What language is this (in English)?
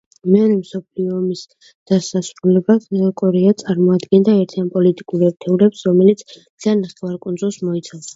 Georgian